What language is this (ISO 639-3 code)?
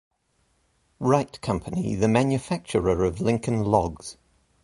eng